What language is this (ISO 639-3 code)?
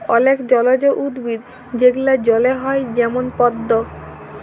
ben